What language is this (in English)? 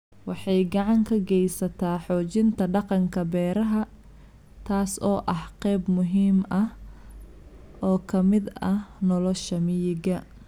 Somali